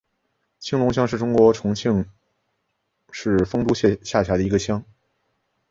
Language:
Chinese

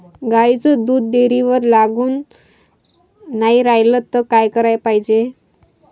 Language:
Marathi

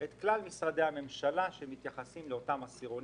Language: Hebrew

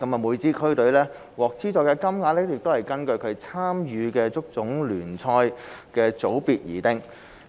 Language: Cantonese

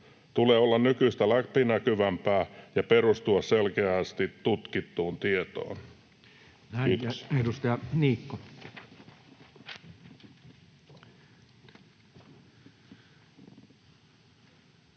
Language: Finnish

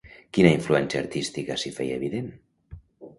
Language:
Catalan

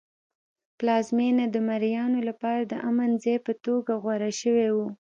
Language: Pashto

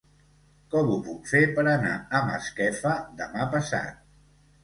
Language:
Catalan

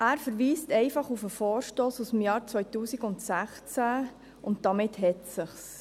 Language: Swiss German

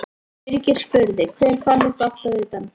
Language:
Icelandic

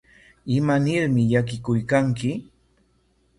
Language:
Corongo Ancash Quechua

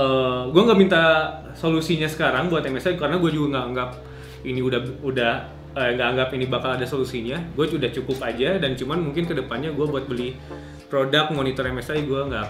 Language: Indonesian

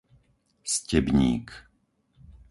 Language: Slovak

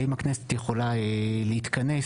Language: Hebrew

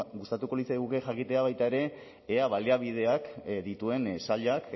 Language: Basque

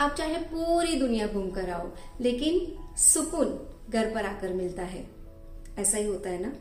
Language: Hindi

